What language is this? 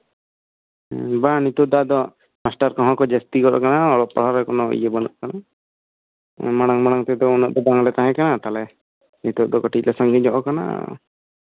Santali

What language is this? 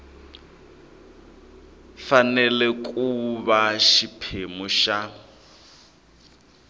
Tsonga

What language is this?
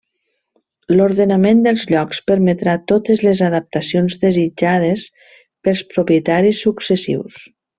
Catalan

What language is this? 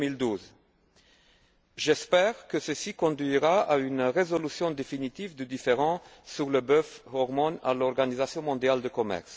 French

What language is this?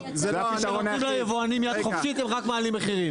Hebrew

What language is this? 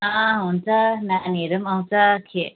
Nepali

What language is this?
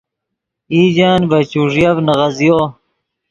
Yidgha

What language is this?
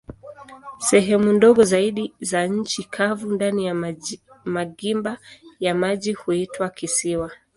Swahili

